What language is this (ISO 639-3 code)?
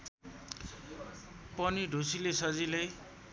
nep